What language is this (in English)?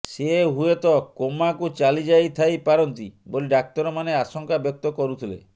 Odia